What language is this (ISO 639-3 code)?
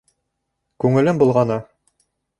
bak